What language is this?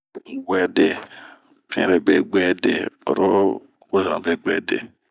Bomu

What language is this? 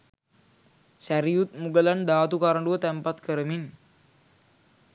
Sinhala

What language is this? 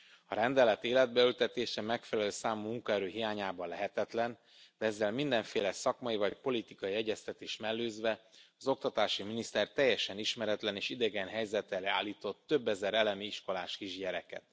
Hungarian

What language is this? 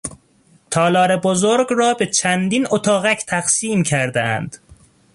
Persian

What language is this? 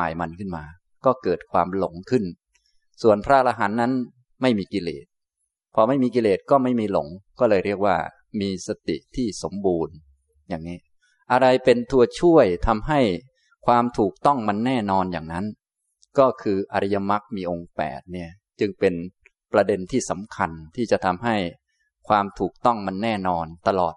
Thai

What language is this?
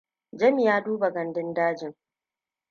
Hausa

